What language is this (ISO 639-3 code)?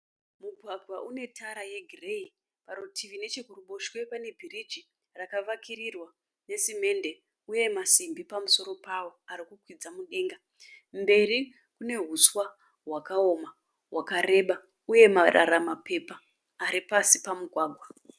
sna